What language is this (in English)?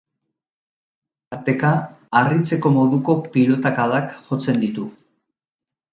Basque